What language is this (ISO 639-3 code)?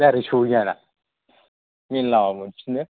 brx